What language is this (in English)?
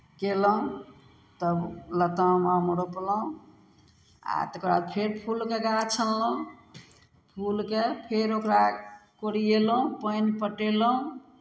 Maithili